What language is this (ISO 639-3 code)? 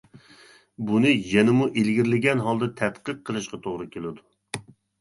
uig